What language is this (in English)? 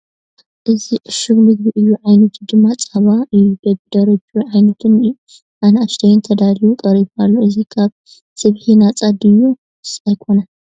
Tigrinya